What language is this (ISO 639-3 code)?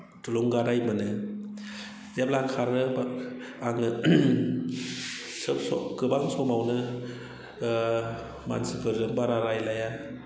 brx